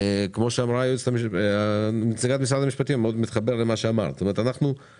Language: Hebrew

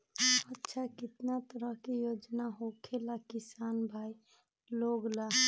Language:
Magahi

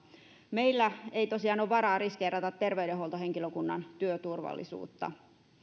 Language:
Finnish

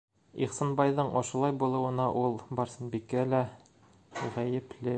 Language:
Bashkir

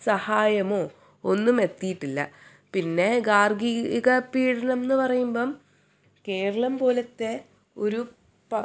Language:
Malayalam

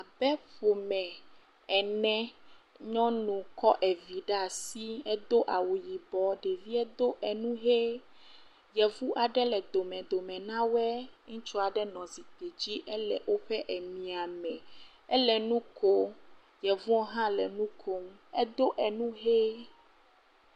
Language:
Ewe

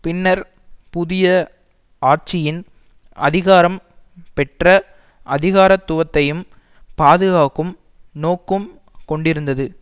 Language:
Tamil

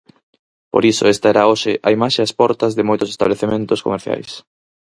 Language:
Galician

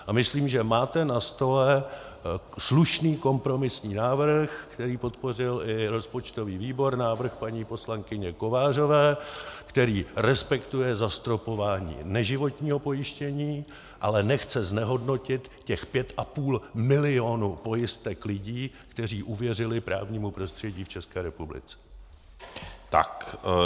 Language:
Czech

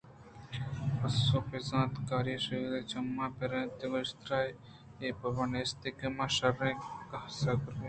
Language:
Eastern Balochi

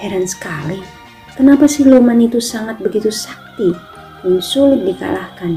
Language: Indonesian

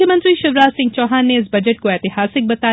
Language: Hindi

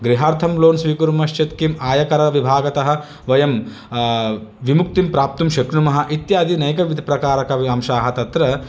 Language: Sanskrit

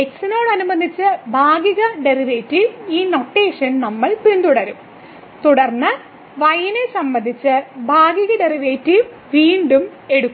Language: Malayalam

